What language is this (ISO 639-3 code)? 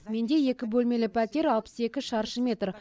kaz